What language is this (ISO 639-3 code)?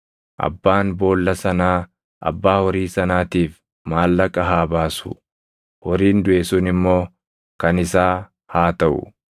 orm